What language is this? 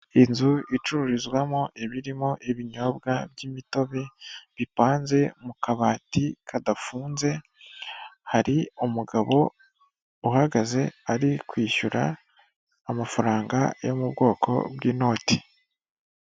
Kinyarwanda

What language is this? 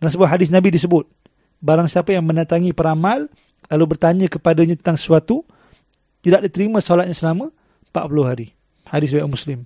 Malay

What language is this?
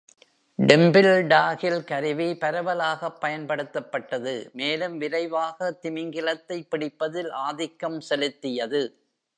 Tamil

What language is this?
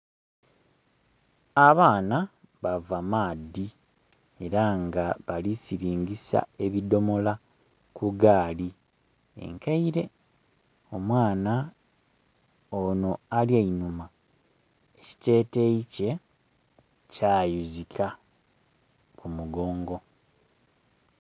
Soga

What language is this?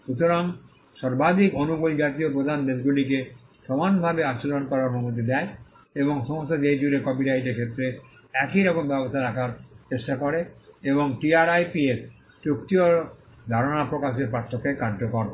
Bangla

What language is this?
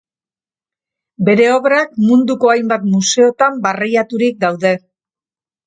Basque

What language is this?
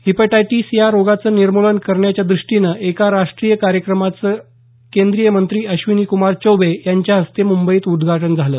Marathi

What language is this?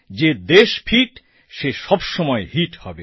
Bangla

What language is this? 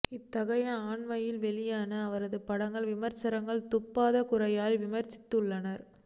Tamil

